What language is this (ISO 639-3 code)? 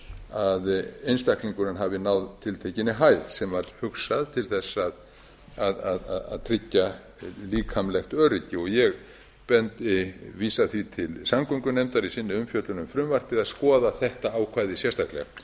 isl